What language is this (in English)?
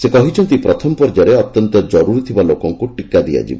Odia